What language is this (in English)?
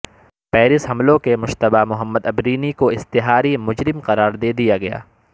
Urdu